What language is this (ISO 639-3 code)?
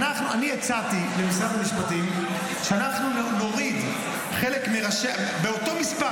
heb